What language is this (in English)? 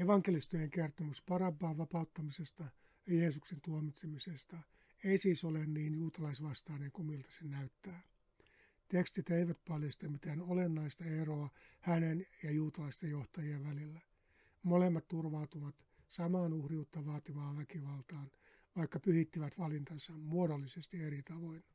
Finnish